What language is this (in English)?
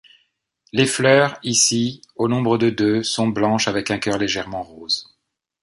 French